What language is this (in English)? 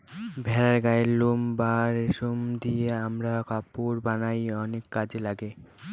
Bangla